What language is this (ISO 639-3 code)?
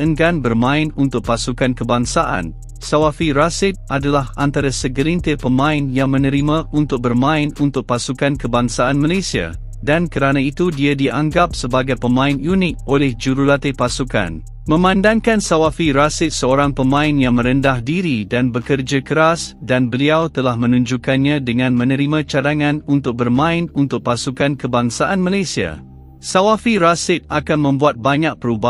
msa